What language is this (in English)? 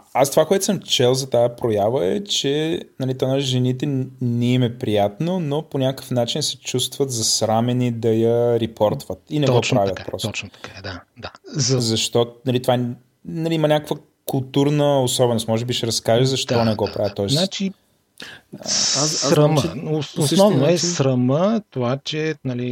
Bulgarian